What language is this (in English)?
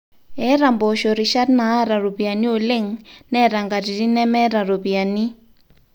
Masai